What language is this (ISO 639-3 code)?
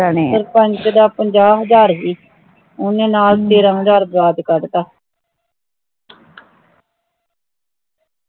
pan